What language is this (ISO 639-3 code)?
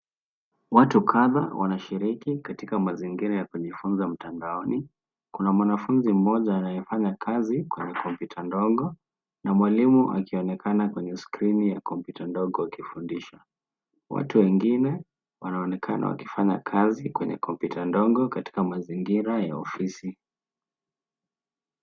swa